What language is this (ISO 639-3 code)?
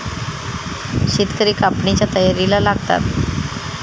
mar